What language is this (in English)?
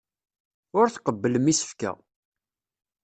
Kabyle